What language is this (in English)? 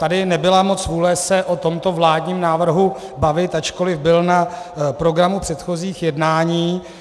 Czech